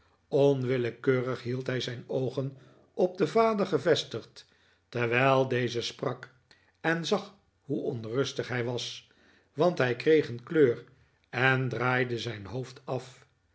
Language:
Dutch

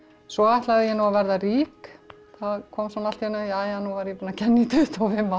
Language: Icelandic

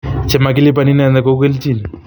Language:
Kalenjin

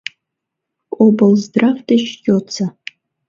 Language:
Mari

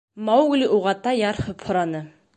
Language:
Bashkir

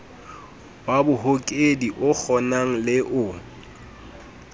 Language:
Southern Sotho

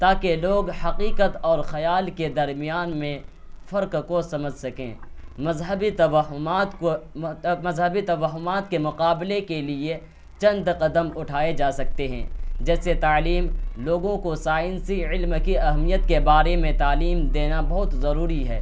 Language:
Urdu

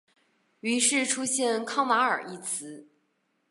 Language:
Chinese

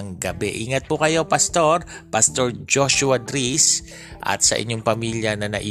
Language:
Filipino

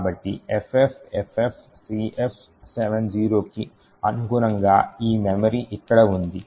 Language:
Telugu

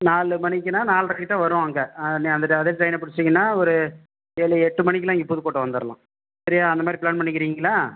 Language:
Tamil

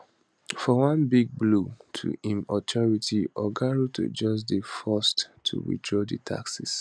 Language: Nigerian Pidgin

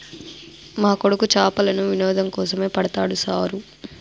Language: Telugu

